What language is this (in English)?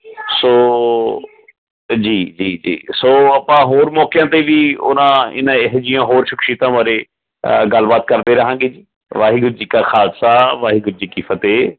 Punjabi